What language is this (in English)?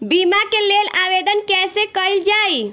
Bhojpuri